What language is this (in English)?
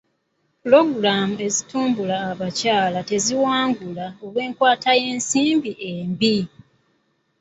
Ganda